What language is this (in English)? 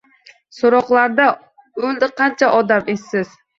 Uzbek